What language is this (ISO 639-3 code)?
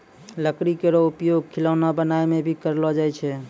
mai